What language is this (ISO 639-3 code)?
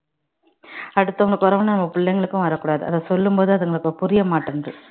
tam